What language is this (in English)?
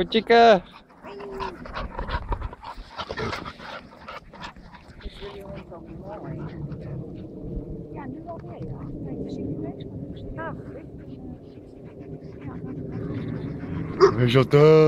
French